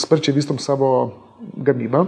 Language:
Lithuanian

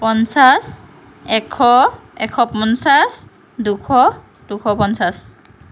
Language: Assamese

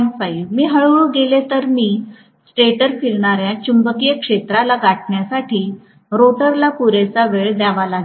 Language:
Marathi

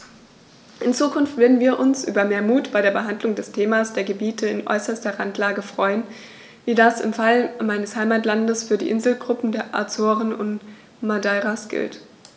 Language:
German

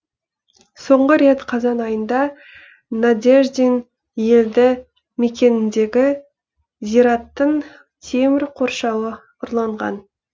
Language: Kazakh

